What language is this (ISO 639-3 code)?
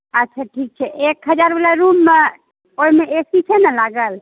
mai